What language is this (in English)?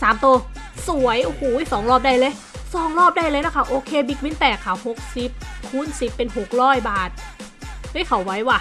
Thai